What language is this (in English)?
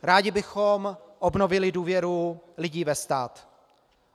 Czech